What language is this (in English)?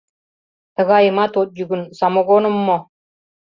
Mari